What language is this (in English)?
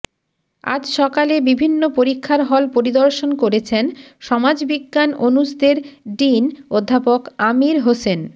Bangla